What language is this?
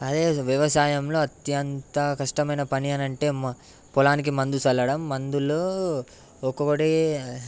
Telugu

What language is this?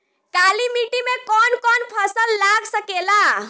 Bhojpuri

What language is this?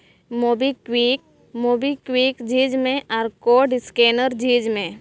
Santali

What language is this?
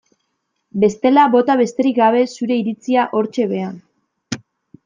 Basque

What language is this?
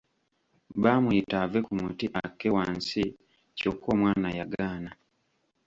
Ganda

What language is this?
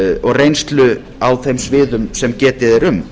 Icelandic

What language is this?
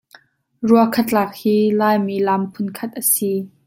Hakha Chin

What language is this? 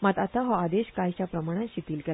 Konkani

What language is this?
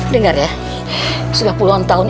Indonesian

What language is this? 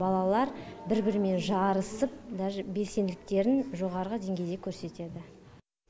Kazakh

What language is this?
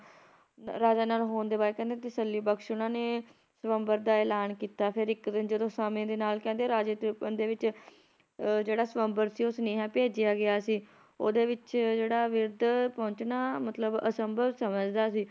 Punjabi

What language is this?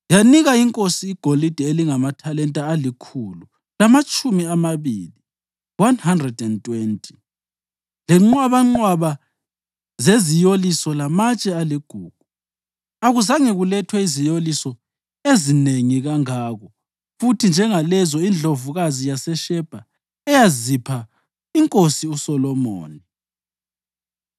North Ndebele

